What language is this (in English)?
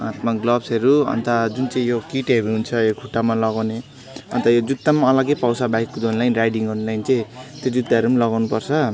Nepali